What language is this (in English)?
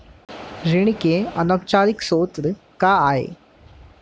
Chhattisgarhi